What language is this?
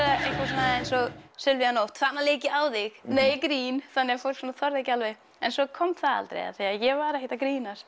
Icelandic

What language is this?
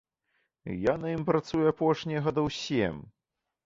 Belarusian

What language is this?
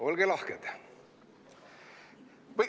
Estonian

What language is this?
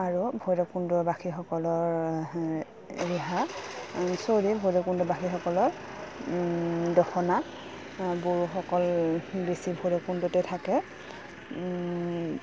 Assamese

